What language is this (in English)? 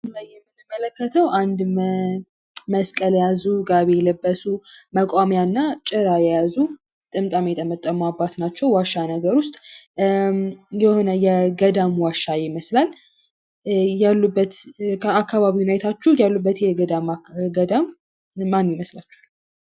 Amharic